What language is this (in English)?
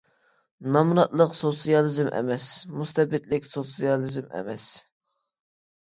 Uyghur